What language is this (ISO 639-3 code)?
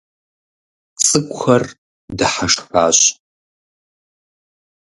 kbd